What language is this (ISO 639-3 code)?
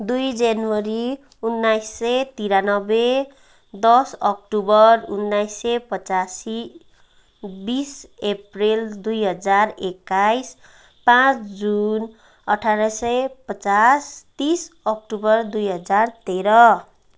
nep